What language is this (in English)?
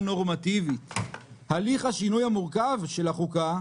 Hebrew